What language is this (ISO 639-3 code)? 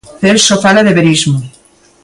glg